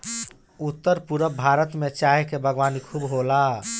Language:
Bhojpuri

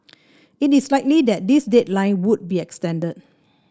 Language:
English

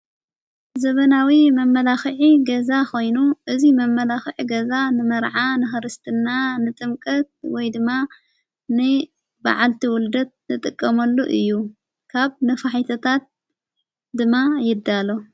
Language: Tigrinya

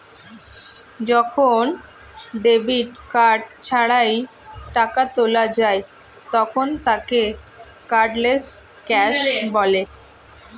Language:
Bangla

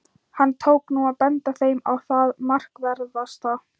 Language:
Icelandic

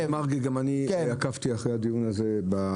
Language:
Hebrew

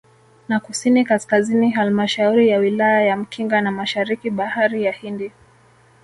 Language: Swahili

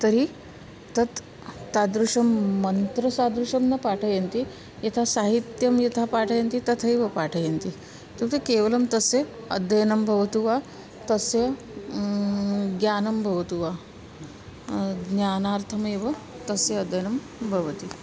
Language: Sanskrit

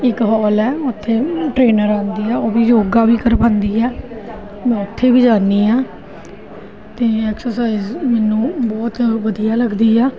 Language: Punjabi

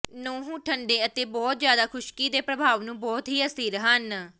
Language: Punjabi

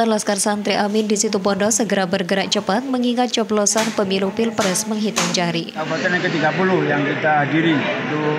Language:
Indonesian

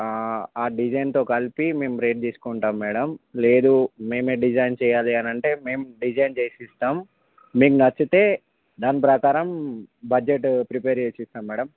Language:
Telugu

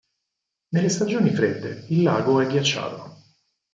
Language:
Italian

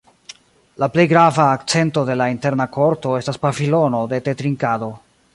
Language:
Esperanto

